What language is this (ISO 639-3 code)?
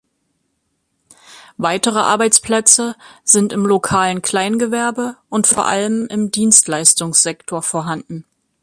deu